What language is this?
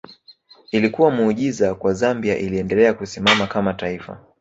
Swahili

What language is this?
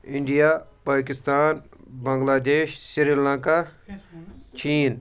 Kashmiri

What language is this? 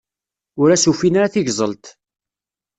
Kabyle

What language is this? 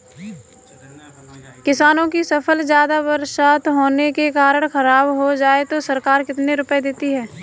Hindi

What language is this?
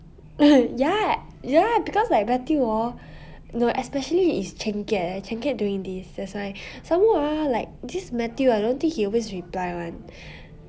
English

